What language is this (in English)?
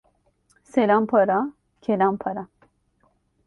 Turkish